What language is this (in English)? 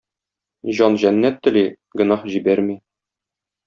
Tatar